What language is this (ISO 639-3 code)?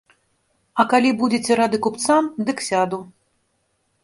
bel